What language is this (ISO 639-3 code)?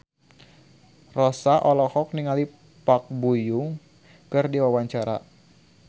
sun